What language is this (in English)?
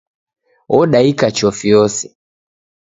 Taita